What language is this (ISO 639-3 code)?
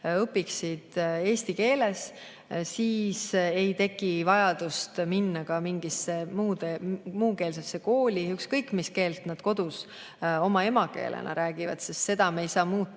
est